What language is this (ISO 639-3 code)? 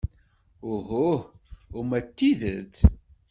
kab